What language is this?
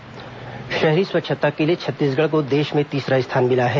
Hindi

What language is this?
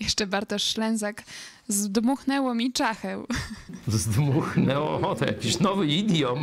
Polish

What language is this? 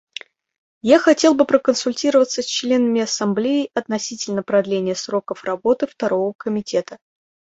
Russian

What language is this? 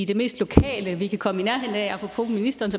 Danish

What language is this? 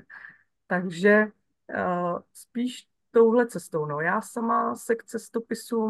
Czech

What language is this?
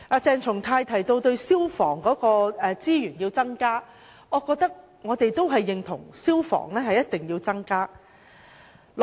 Cantonese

